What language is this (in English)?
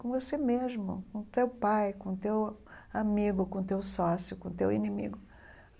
Portuguese